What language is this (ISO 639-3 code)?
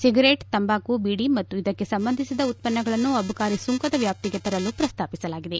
kan